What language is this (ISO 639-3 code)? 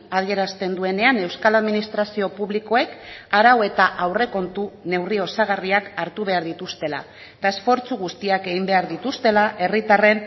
eus